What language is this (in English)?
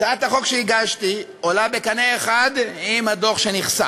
Hebrew